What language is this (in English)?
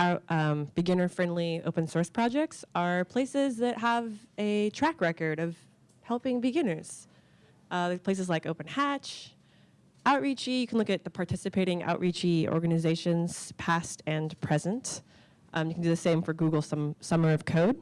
English